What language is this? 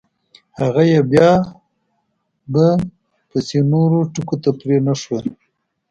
Pashto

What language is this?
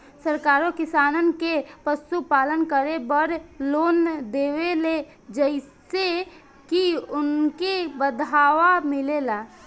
Bhojpuri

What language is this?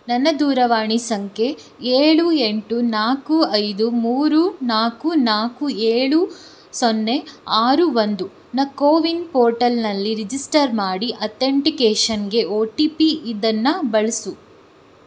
Kannada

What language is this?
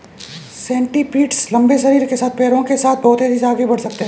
Hindi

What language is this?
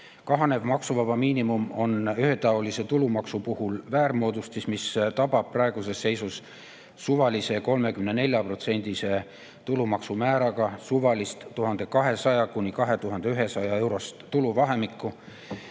Estonian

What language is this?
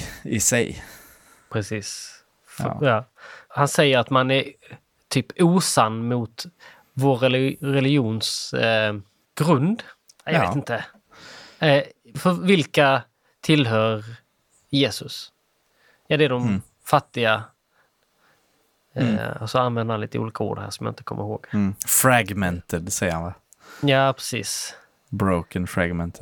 Swedish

